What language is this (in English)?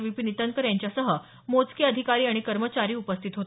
Marathi